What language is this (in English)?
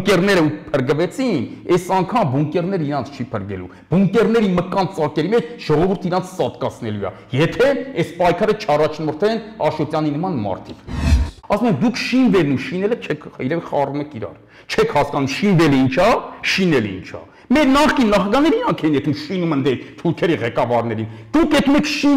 Romanian